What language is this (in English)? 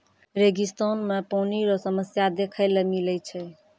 Maithili